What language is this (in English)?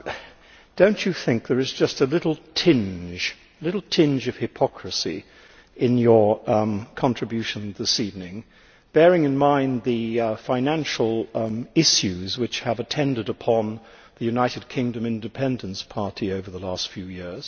English